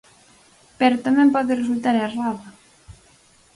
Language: Galician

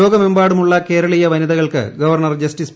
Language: Malayalam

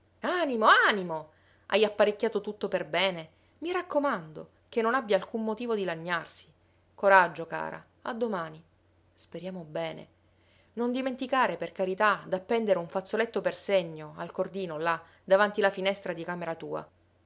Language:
Italian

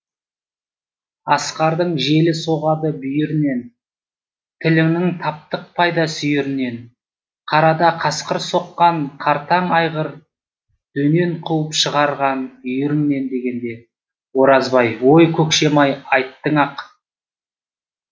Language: Kazakh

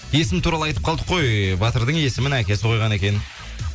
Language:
Kazakh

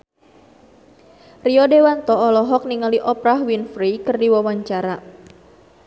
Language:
Sundanese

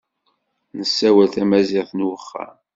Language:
Kabyle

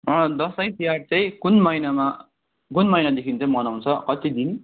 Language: Nepali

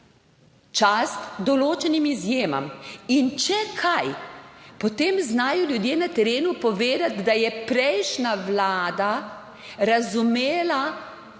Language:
Slovenian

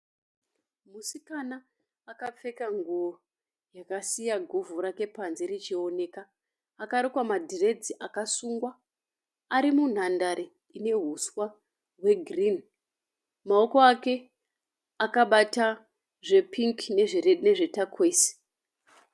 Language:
Shona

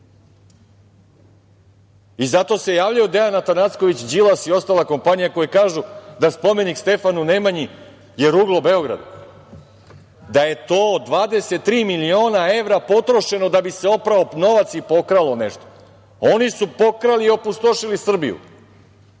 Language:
Serbian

